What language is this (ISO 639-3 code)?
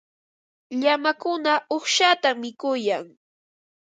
qva